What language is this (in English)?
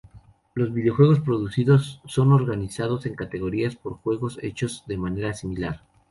Spanish